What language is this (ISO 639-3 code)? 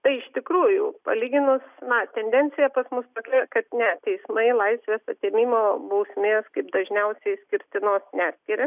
lit